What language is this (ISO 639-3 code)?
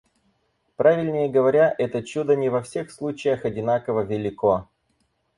rus